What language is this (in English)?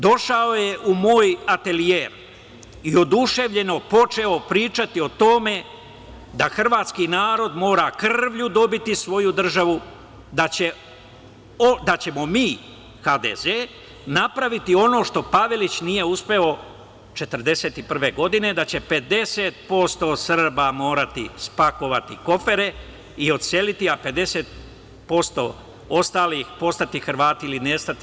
Serbian